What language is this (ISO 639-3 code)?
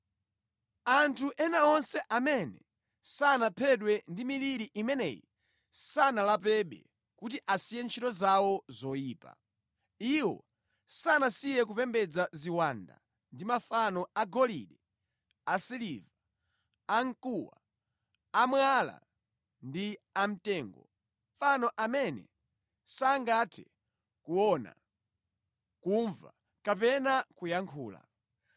nya